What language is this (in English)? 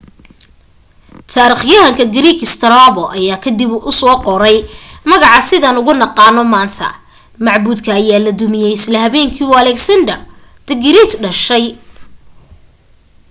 Somali